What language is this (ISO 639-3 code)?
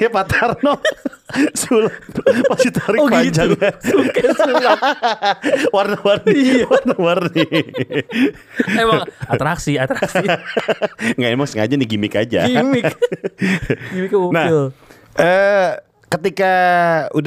ind